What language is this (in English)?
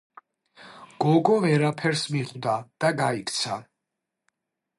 Georgian